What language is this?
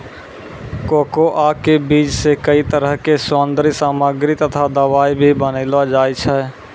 Maithili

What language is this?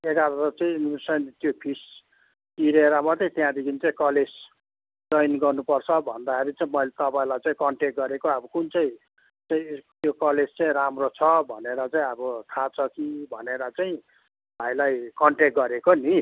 Nepali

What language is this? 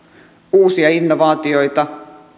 Finnish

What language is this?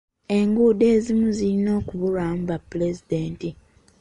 Ganda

